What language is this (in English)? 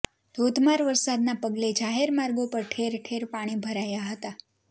Gujarati